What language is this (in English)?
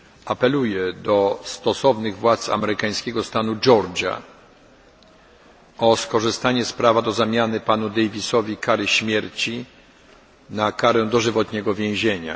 Polish